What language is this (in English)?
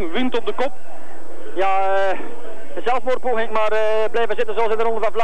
Dutch